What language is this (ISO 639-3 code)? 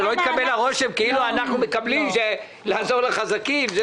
heb